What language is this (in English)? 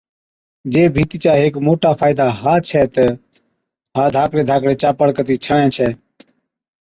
Od